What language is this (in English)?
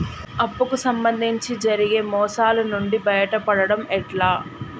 Telugu